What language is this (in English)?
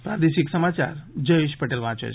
Gujarati